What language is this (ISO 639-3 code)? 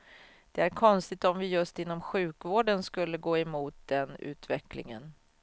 swe